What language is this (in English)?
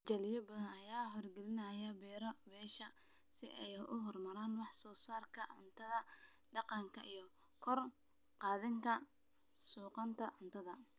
Somali